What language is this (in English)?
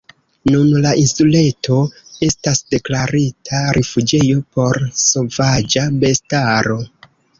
Esperanto